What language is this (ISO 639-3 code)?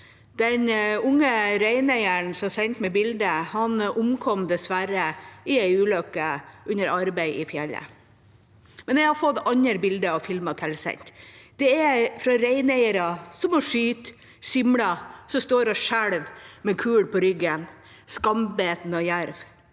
nor